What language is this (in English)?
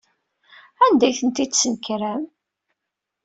Kabyle